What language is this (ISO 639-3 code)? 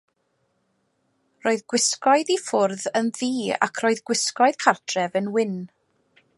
cym